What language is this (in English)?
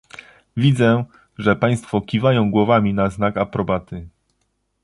Polish